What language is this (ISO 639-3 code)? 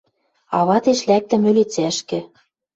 mrj